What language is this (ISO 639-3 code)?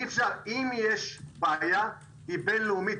heb